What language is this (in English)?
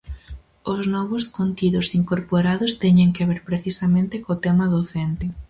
Galician